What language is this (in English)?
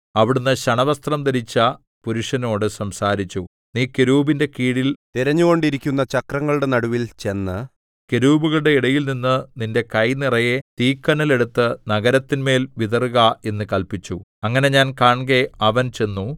Malayalam